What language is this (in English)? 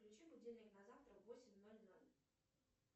Russian